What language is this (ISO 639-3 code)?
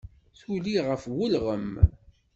kab